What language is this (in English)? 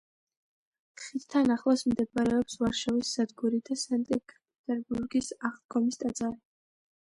Georgian